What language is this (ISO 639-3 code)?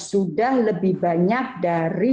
ind